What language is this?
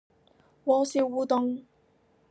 Cantonese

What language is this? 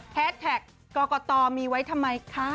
Thai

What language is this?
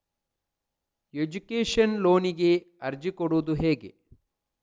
Kannada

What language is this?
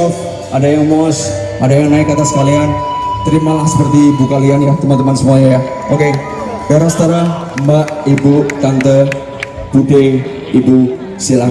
Indonesian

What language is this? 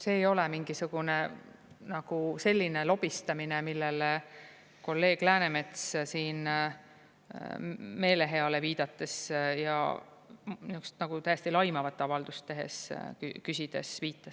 Estonian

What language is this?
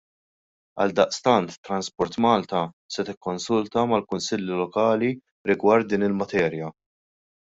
Maltese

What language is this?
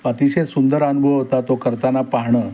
Marathi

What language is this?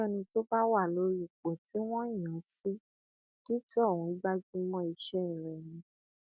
Yoruba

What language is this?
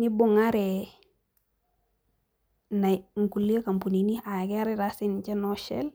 Masai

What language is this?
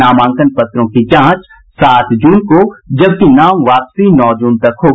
Hindi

